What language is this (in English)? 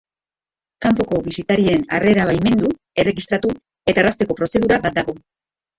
Basque